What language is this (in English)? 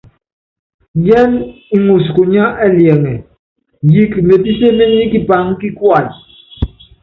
Yangben